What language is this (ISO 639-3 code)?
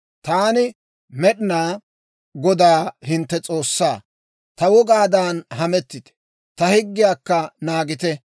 dwr